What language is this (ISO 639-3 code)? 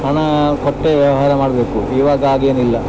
kan